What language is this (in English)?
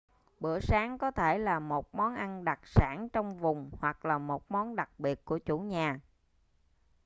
Vietnamese